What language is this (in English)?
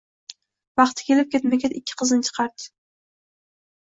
Uzbek